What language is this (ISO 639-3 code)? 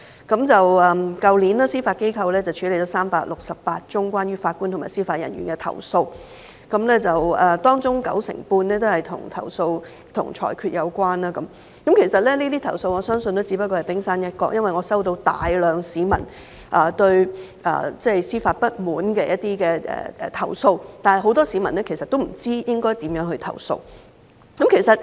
yue